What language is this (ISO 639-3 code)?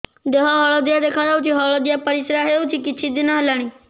ori